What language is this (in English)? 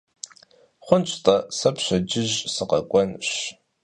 Kabardian